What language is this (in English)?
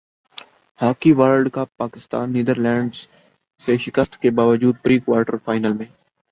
Urdu